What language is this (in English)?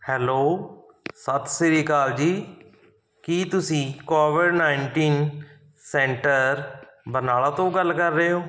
Punjabi